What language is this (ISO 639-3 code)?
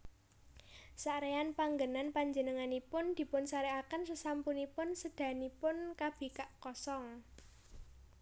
jav